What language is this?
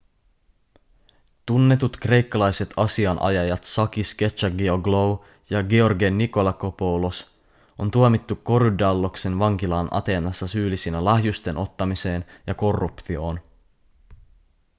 Finnish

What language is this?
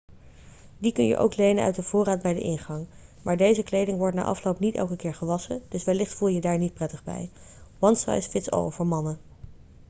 Dutch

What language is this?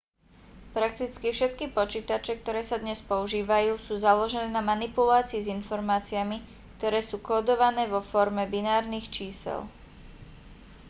Slovak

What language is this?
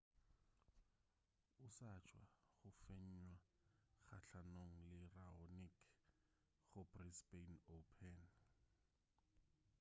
Northern Sotho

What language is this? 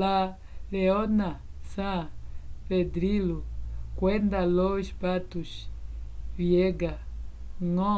Umbundu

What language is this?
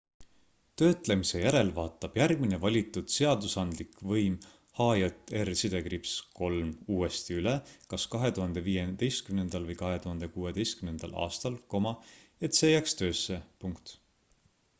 Estonian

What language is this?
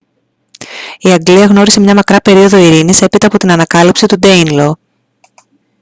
Greek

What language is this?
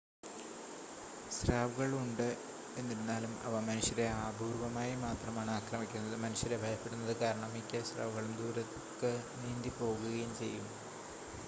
Malayalam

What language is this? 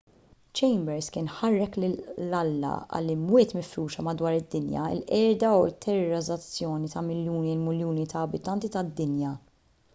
Maltese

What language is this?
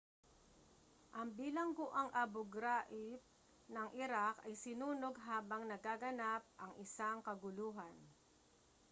Filipino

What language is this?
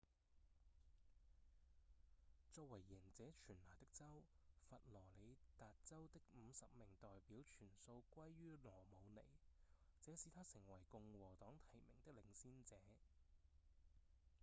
Cantonese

